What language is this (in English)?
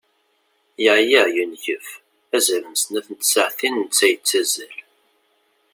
Kabyle